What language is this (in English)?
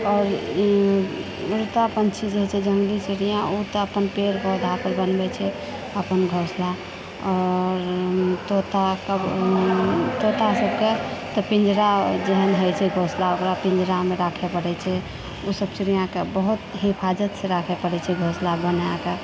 Maithili